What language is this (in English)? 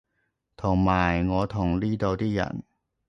Cantonese